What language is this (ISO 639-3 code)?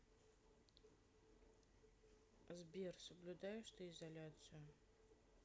rus